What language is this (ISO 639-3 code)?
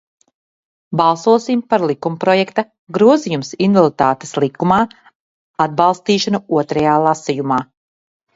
lav